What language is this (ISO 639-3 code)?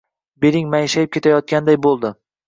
uzb